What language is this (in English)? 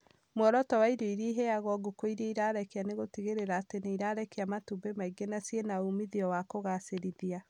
Kikuyu